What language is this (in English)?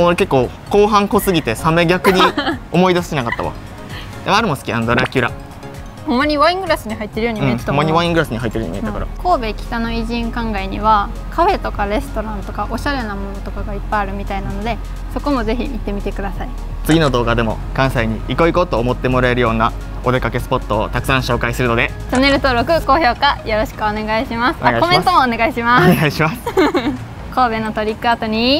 Japanese